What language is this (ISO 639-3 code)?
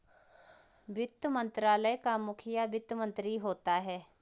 hin